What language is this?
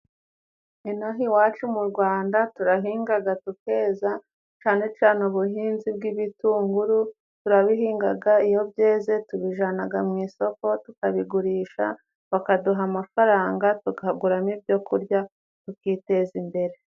Kinyarwanda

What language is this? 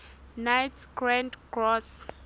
Southern Sotho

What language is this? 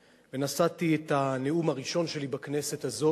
Hebrew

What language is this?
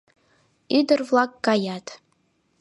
Mari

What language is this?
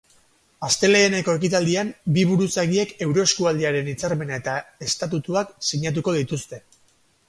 Basque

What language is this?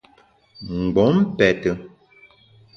Bamun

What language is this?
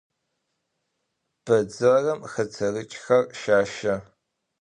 Adyghe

